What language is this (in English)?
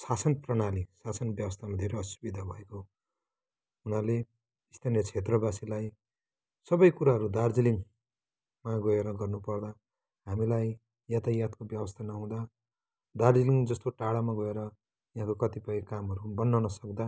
Nepali